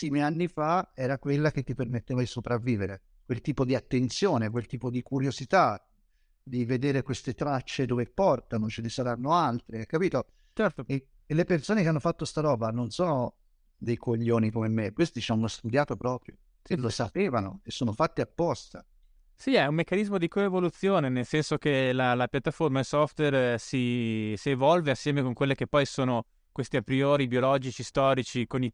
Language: Italian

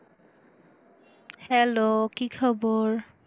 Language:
Bangla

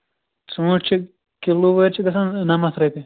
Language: Kashmiri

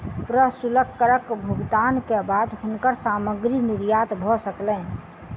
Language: Maithili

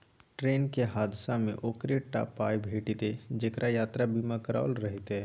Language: Maithili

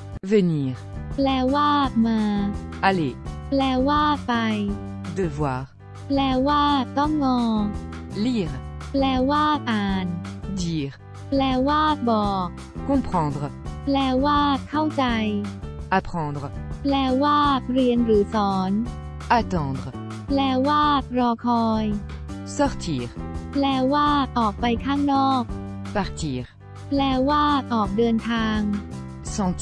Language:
Thai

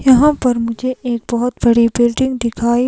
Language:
Hindi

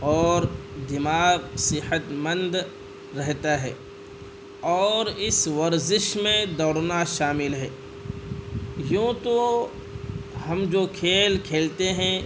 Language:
Urdu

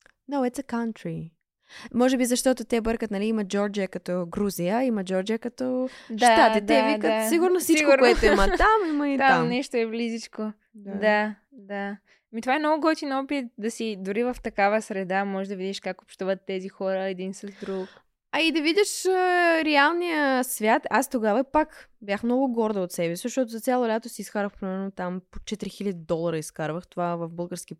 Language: Bulgarian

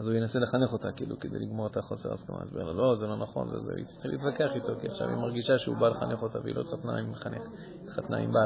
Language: Hebrew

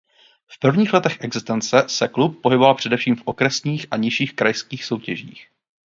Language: Czech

